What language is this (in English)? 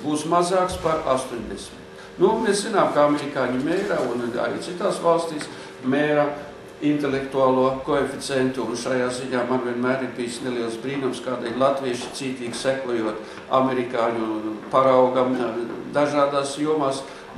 Latvian